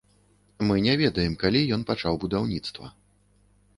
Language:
Belarusian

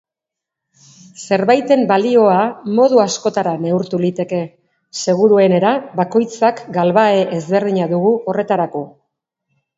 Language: Basque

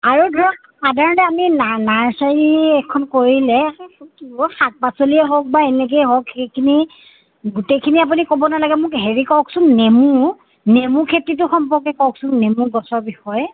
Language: Assamese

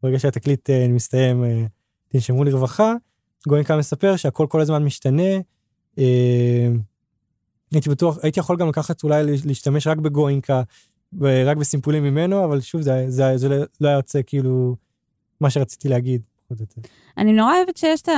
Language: Hebrew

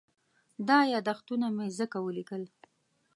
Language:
Pashto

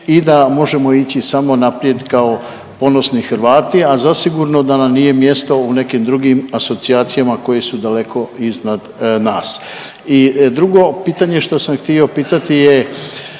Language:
Croatian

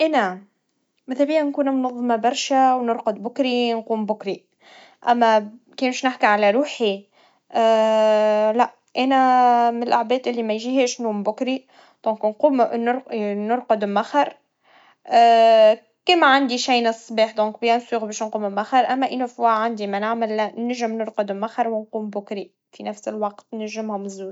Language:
Tunisian Arabic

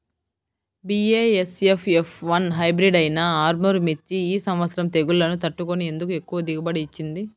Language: Telugu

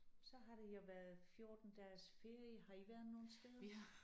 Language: Danish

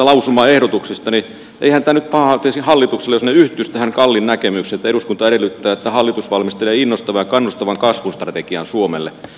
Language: Finnish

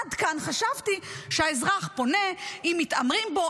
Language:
Hebrew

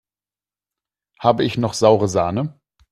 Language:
German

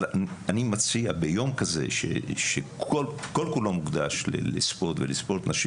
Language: Hebrew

